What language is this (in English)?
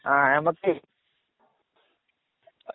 Malayalam